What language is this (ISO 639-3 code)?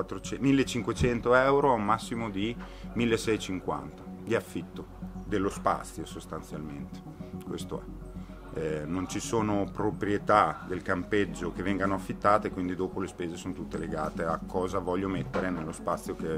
ita